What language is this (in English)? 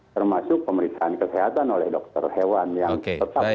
Indonesian